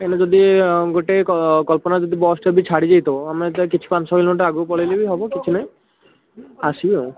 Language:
Odia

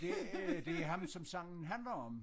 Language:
Danish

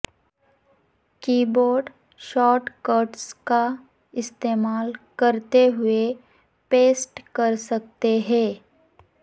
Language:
Urdu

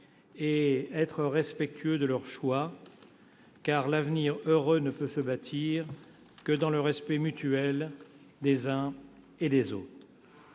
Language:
French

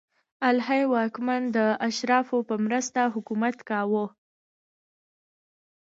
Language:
Pashto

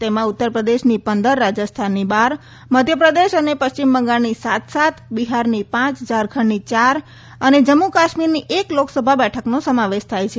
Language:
Gujarati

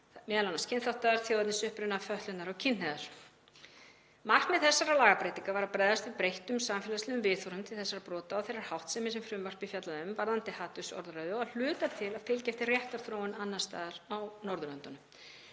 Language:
Icelandic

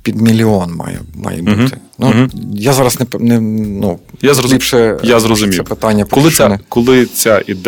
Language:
Ukrainian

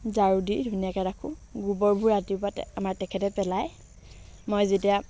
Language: Assamese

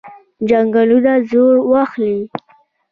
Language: Pashto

